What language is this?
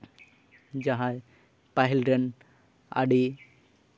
Santali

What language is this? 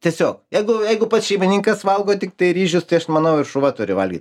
Lithuanian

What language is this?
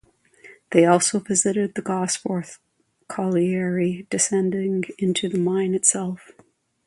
English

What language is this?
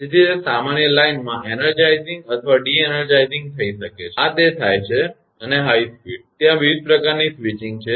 Gujarati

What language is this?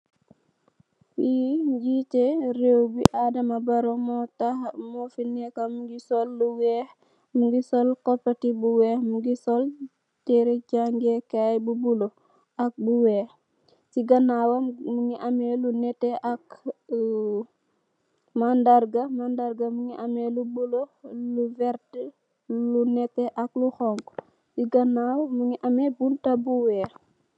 Wolof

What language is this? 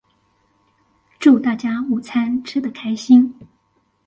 Chinese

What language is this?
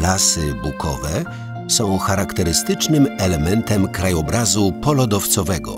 Polish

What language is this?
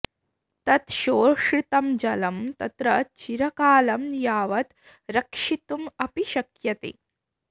Sanskrit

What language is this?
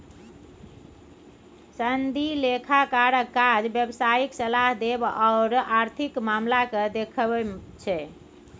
Maithili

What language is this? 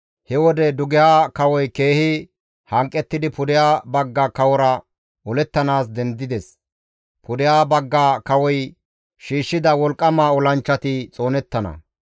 Gamo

